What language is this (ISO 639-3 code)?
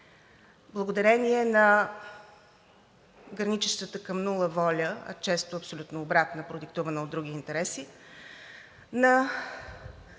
bul